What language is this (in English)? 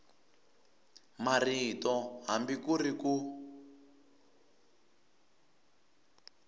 Tsonga